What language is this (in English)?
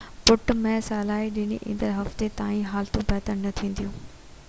Sindhi